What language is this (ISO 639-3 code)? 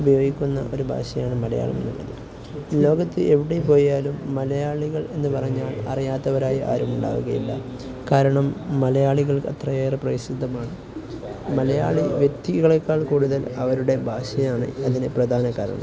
mal